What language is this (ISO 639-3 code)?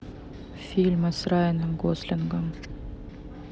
rus